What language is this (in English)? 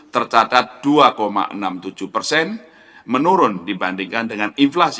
Indonesian